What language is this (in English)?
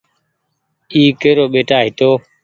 Goaria